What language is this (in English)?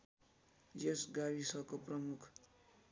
Nepali